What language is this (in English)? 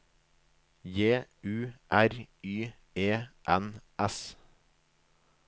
Norwegian